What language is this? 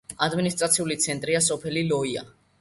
Georgian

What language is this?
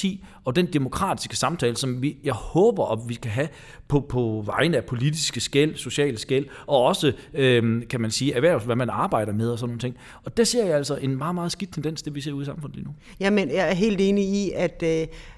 Danish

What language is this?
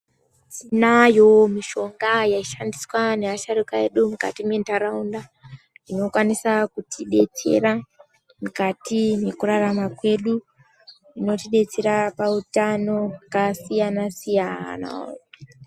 Ndau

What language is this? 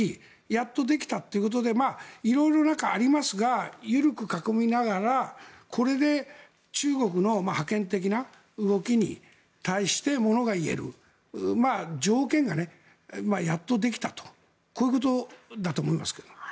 Japanese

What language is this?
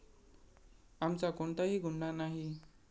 Marathi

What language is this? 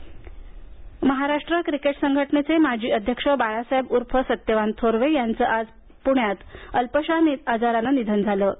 Marathi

